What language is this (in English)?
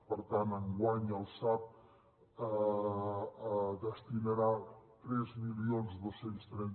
Catalan